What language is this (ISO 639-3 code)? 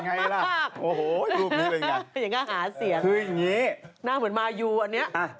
tha